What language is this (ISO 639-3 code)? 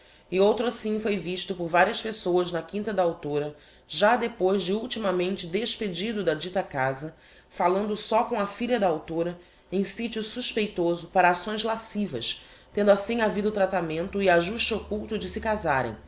por